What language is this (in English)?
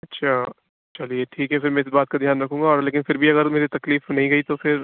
Urdu